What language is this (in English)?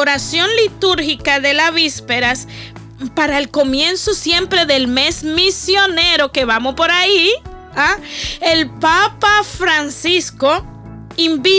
Spanish